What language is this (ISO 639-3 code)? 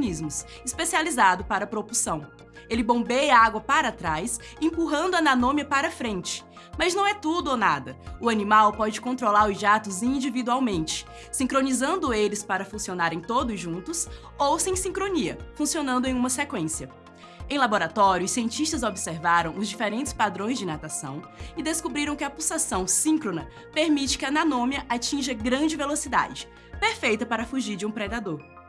por